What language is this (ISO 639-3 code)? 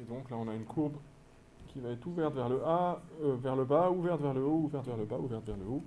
fra